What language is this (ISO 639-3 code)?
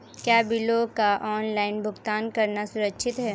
hin